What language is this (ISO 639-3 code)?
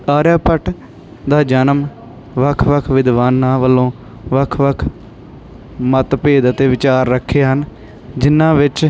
pan